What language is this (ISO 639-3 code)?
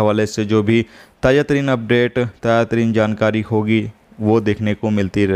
hin